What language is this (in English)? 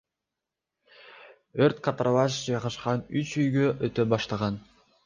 Kyrgyz